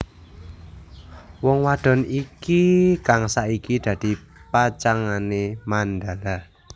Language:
Javanese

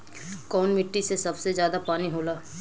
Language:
Bhojpuri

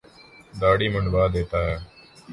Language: Urdu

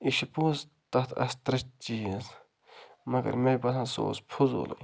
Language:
Kashmiri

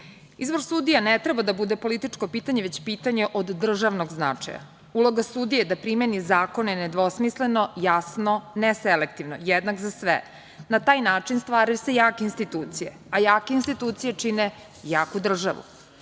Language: Serbian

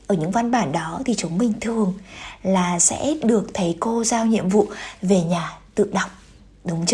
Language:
Vietnamese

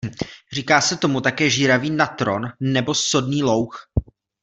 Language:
Czech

